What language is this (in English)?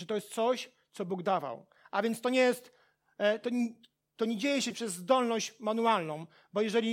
Polish